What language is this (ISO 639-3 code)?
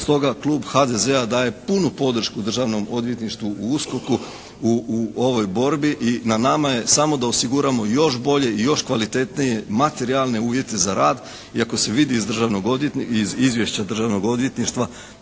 hrv